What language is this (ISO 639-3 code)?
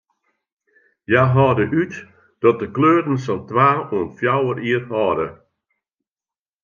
fry